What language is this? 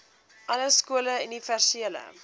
Afrikaans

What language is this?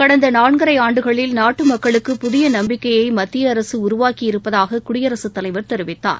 Tamil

